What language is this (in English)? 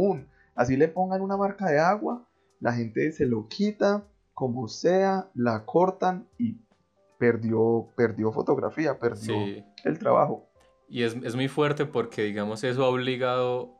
Spanish